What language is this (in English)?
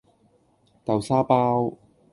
Cantonese